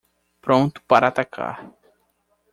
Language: Portuguese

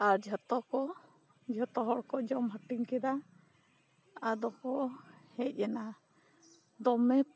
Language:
Santali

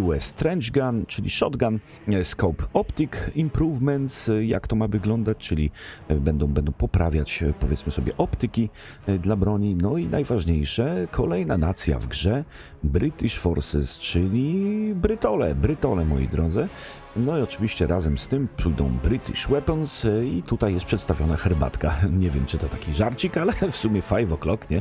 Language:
Polish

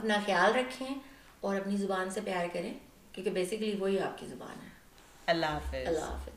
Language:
Urdu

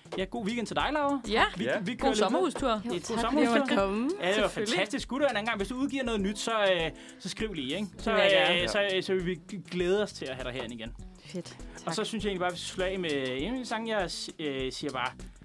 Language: Danish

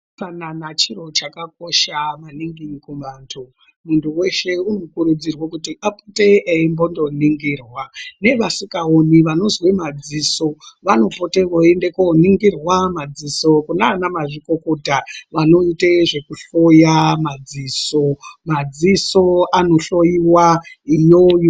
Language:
Ndau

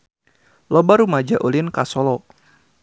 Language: Sundanese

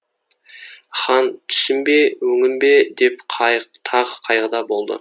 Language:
Kazakh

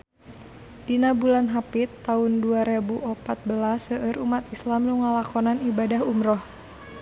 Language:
Sundanese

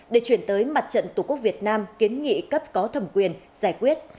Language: Vietnamese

